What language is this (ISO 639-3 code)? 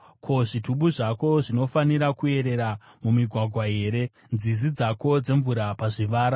sna